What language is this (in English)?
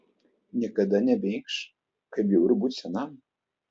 Lithuanian